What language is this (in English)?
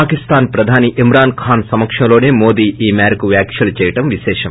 Telugu